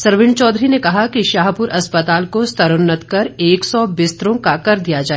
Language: Hindi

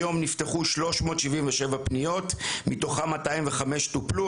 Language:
Hebrew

